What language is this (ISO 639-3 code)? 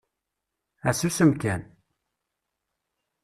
kab